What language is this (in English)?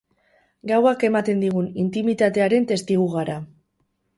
Basque